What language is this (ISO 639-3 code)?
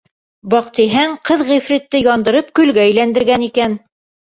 bak